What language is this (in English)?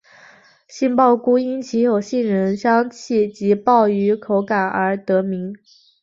Chinese